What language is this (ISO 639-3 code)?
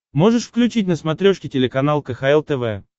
rus